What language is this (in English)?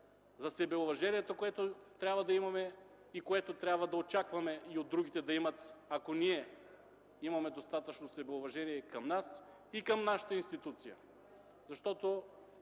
Bulgarian